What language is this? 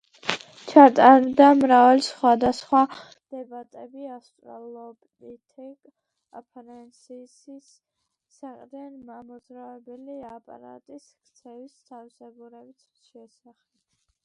Georgian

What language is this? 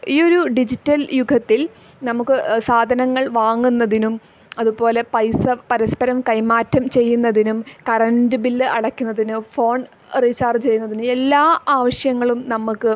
Malayalam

